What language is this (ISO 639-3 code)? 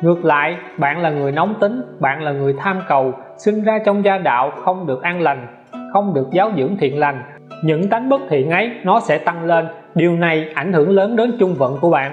vie